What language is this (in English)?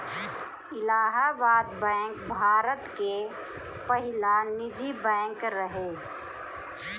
Bhojpuri